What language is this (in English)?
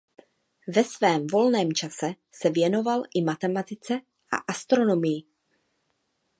Czech